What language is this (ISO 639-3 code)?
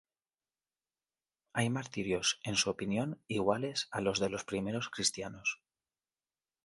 spa